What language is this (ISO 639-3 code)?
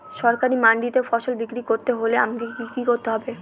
ben